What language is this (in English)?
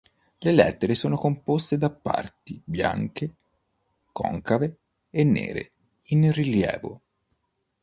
Italian